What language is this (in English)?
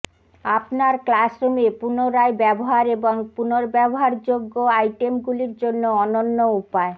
Bangla